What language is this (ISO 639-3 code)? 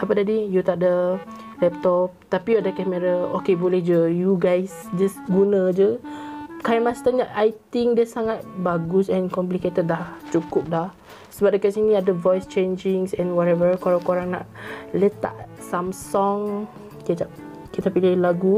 msa